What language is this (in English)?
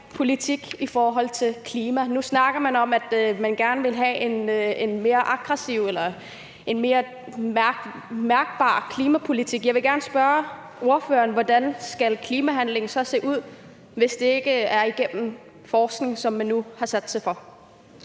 Danish